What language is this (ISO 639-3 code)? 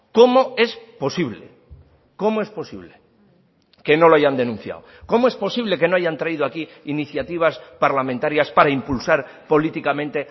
spa